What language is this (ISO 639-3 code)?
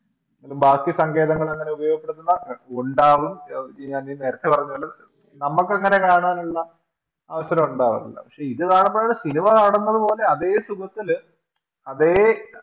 mal